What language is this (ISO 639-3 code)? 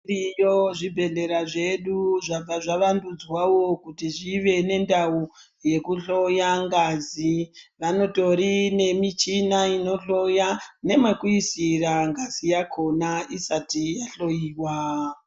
ndc